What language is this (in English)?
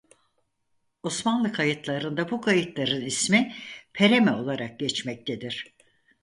Turkish